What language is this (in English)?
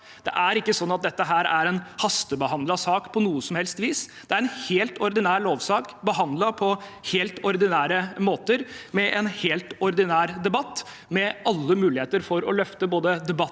Norwegian